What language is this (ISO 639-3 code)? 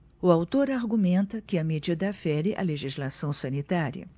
por